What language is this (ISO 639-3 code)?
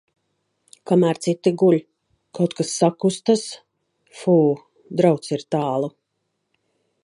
lav